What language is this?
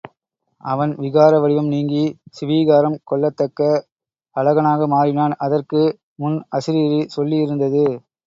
Tamil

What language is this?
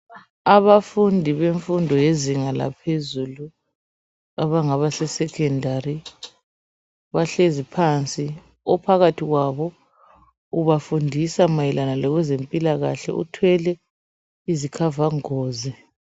North Ndebele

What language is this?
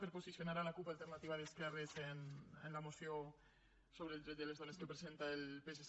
Catalan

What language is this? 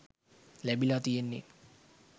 Sinhala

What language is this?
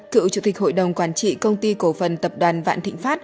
Vietnamese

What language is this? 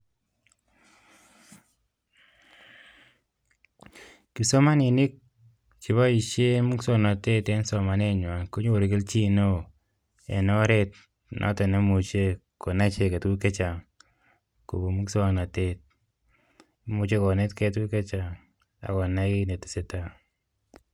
Kalenjin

